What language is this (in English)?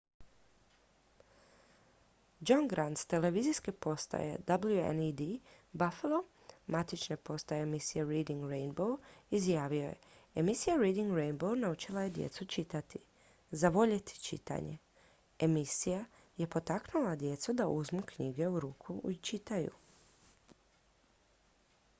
Croatian